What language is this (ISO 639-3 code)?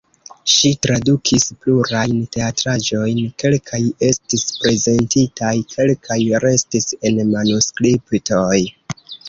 epo